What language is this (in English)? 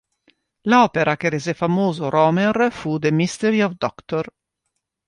Italian